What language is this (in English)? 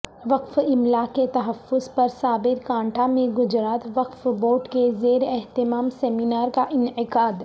Urdu